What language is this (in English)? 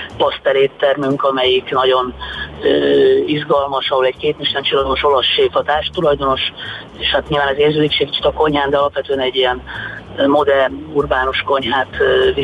Hungarian